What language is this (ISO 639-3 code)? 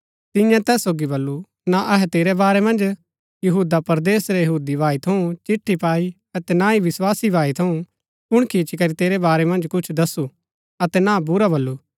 gbk